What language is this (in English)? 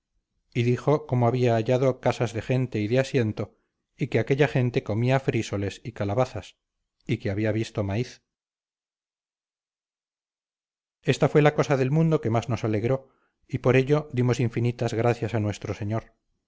Spanish